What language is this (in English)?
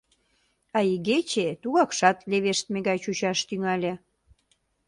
Mari